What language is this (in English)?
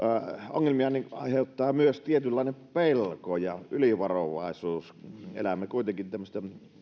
Finnish